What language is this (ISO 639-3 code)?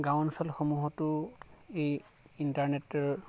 asm